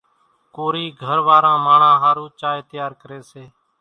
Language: Kachi Koli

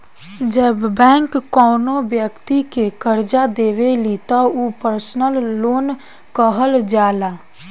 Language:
Bhojpuri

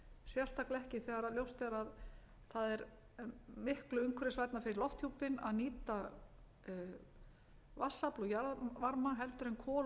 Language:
Icelandic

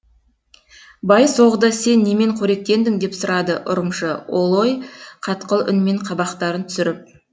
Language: Kazakh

